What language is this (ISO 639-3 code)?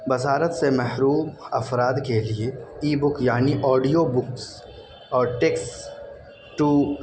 urd